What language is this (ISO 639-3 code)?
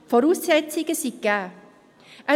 gsw